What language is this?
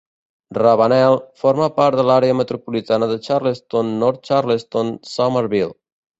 Catalan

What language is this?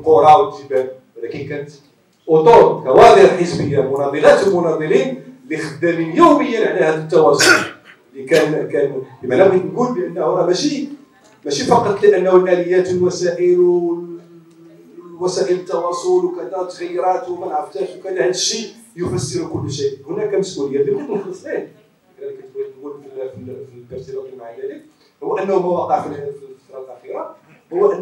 Arabic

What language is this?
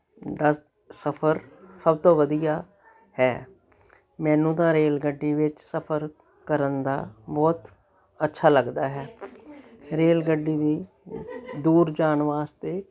Punjabi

